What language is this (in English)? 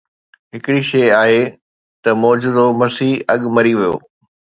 Sindhi